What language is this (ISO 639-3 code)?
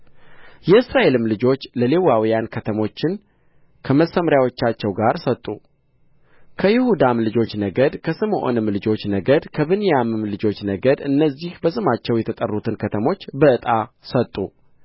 amh